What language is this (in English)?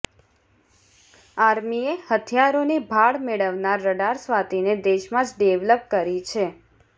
Gujarati